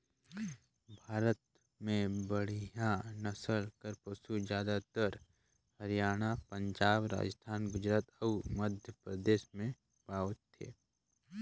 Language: Chhattisgarhi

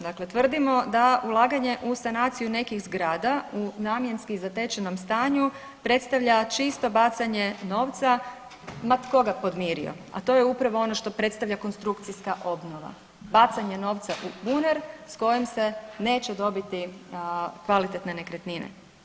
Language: Croatian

